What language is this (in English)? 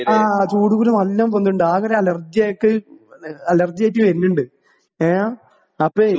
Malayalam